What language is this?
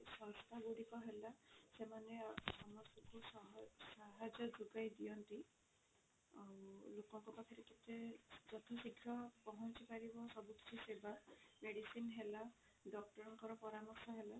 Odia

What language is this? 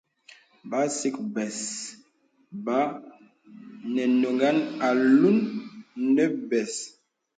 Bebele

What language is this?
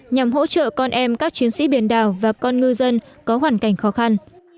Vietnamese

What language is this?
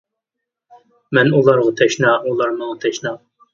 Uyghur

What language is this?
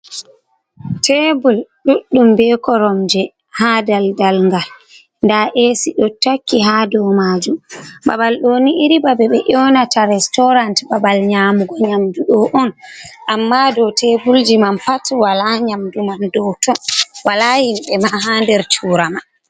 Fula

